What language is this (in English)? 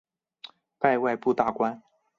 Chinese